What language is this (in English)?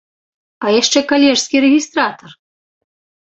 Belarusian